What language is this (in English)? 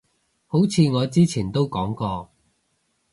Cantonese